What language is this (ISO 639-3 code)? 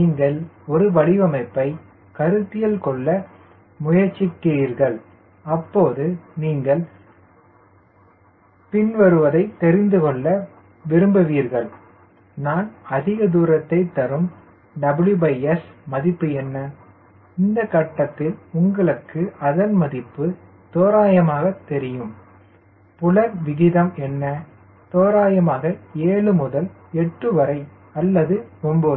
tam